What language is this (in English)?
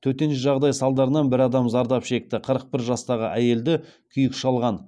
Kazakh